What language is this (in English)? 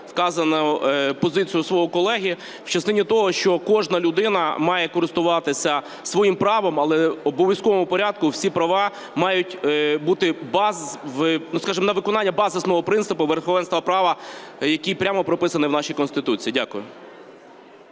Ukrainian